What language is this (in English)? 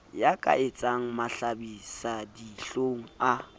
Southern Sotho